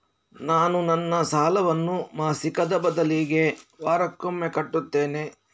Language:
Kannada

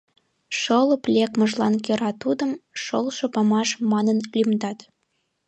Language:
Mari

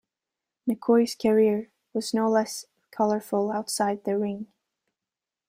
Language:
English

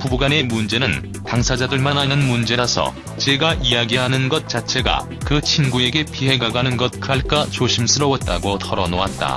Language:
Korean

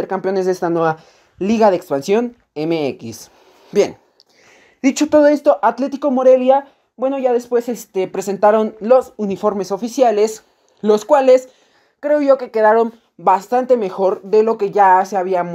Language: Spanish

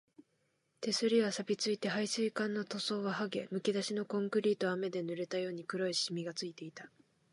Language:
Japanese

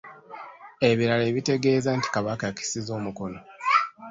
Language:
Ganda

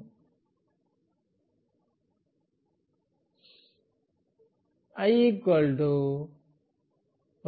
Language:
Telugu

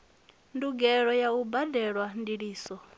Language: Venda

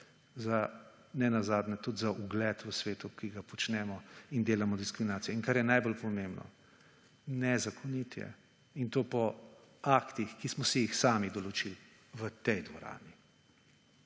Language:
Slovenian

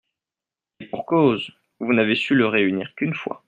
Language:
French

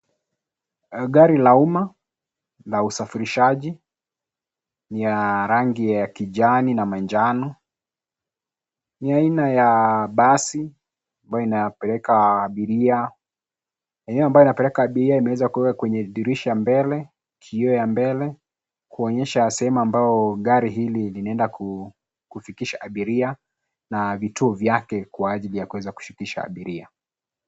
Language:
Swahili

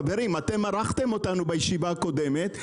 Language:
Hebrew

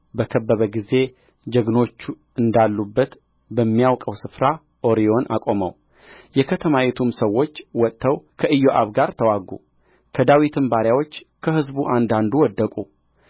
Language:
Amharic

